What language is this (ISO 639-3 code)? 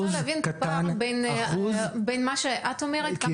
heb